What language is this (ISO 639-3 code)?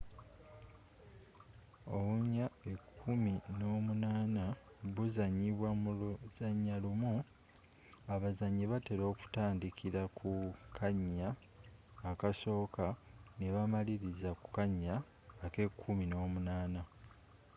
lug